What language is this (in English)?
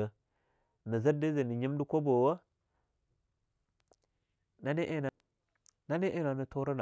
Longuda